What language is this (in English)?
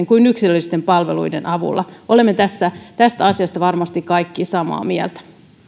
Finnish